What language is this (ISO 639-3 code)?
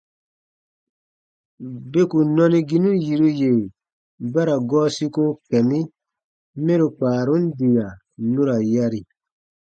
bba